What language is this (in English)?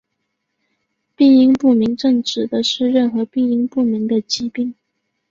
Chinese